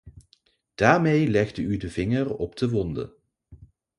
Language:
Dutch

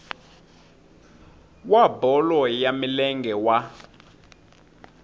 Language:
Tsonga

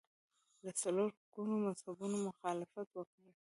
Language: Pashto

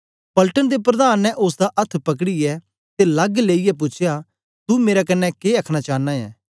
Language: Dogri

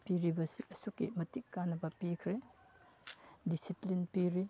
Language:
Manipuri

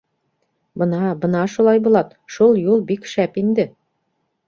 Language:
Bashkir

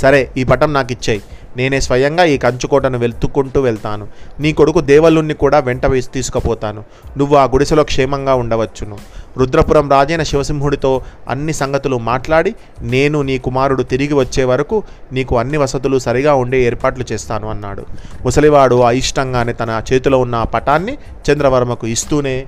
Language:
Telugu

